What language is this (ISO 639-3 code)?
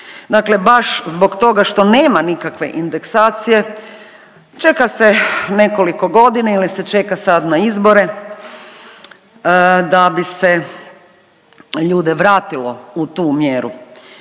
hrv